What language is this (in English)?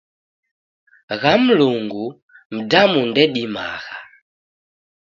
Taita